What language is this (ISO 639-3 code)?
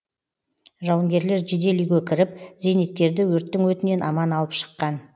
kaz